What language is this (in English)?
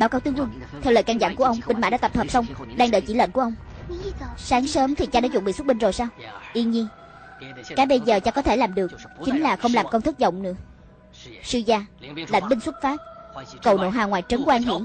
Vietnamese